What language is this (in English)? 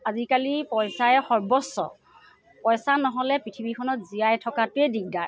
Assamese